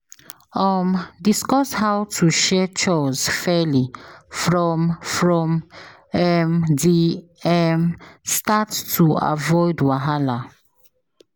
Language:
Nigerian Pidgin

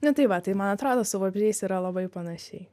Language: Lithuanian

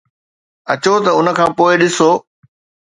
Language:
Sindhi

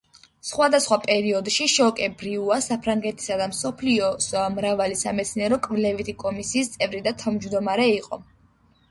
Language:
Georgian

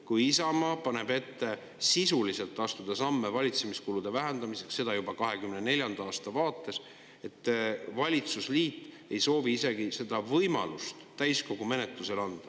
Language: Estonian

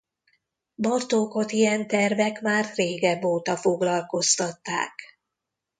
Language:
Hungarian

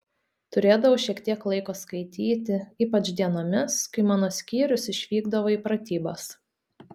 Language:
Lithuanian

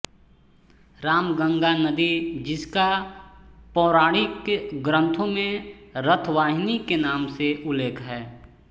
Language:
Hindi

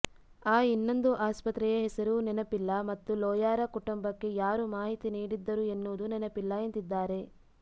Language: Kannada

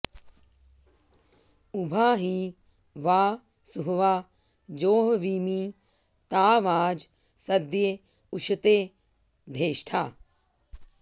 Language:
Sanskrit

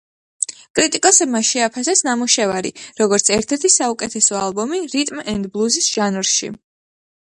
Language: Georgian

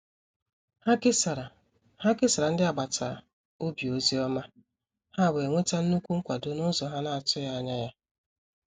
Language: Igbo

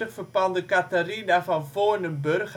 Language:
Dutch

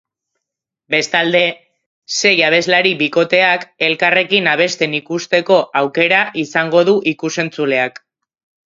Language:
Basque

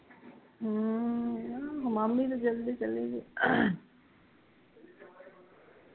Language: Punjabi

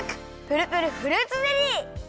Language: Japanese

